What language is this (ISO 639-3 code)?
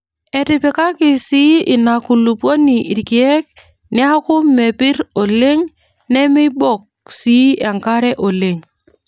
mas